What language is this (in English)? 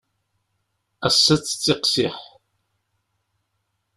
Kabyle